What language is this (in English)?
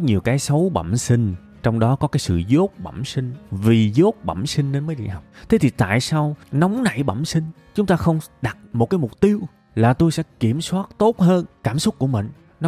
Vietnamese